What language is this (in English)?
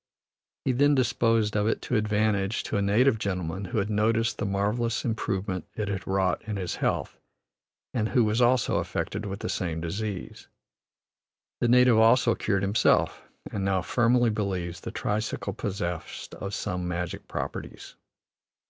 English